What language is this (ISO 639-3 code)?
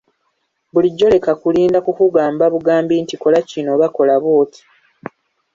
lug